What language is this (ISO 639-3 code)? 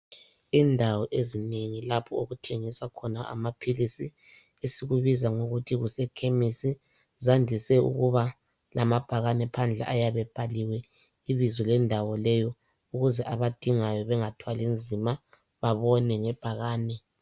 nde